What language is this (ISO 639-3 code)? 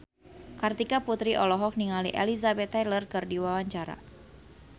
sun